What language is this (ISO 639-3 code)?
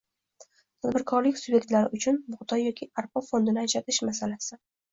uzb